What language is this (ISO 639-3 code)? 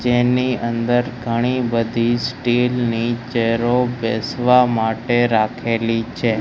guj